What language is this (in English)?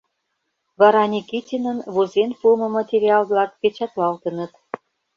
Mari